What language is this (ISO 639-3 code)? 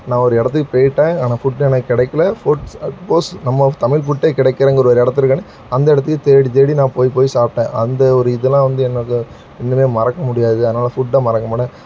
tam